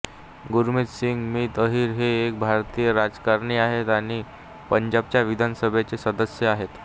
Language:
Marathi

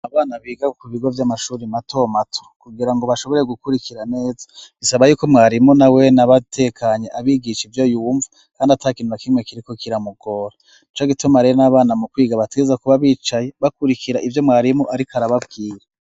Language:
Rundi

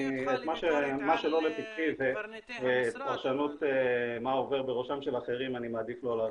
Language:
Hebrew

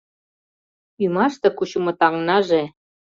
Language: Mari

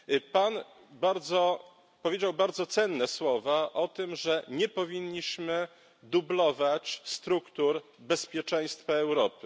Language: Polish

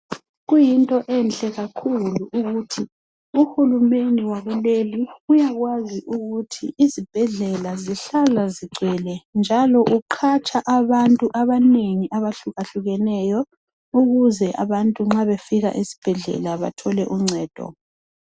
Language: North Ndebele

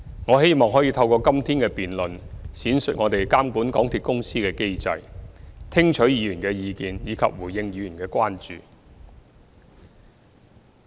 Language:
Cantonese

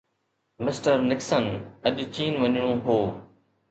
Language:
Sindhi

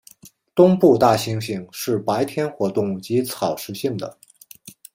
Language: Chinese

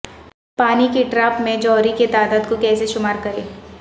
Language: Urdu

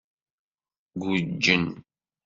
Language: Kabyle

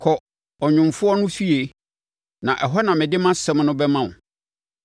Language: Akan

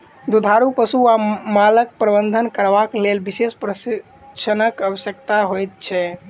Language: Maithili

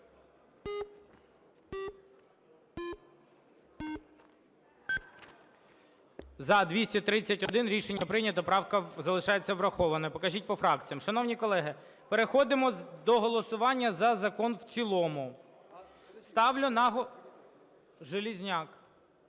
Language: Ukrainian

